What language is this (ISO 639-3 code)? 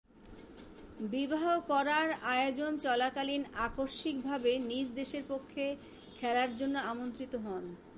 ben